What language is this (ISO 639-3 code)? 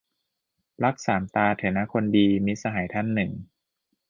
tha